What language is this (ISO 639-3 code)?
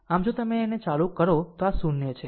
guj